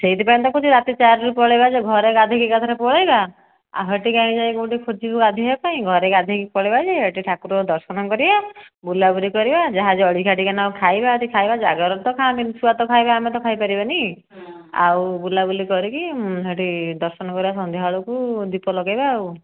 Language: Odia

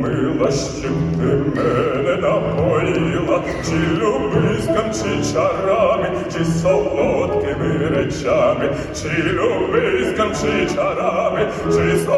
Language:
Ukrainian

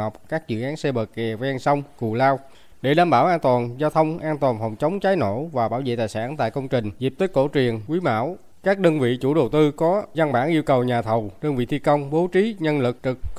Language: Vietnamese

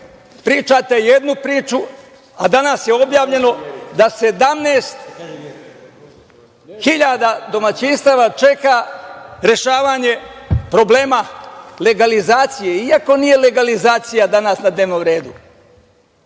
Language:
Serbian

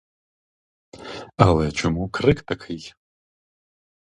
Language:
Ukrainian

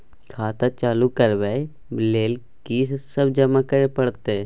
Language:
Maithili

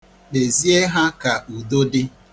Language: Igbo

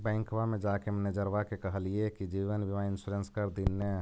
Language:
Magahi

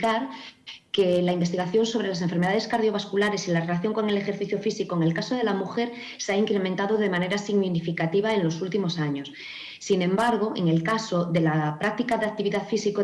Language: Spanish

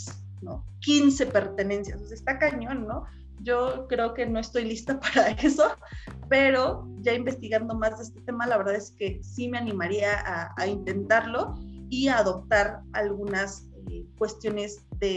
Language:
Spanish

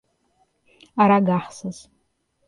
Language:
Portuguese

